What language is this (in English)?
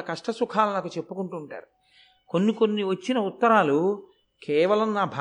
Telugu